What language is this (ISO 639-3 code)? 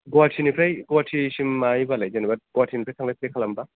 brx